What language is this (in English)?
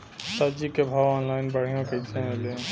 Bhojpuri